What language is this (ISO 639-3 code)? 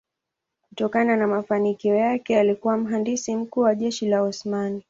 swa